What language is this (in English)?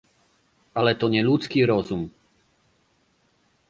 Polish